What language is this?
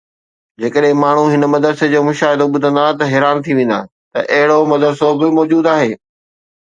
Sindhi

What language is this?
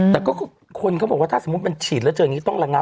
Thai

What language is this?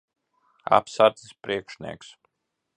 Latvian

